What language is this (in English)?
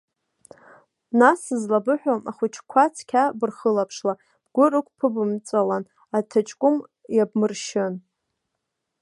Abkhazian